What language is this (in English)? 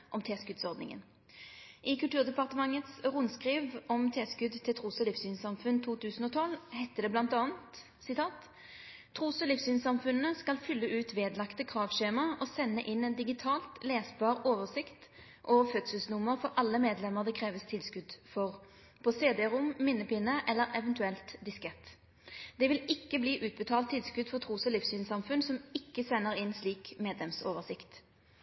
Norwegian Nynorsk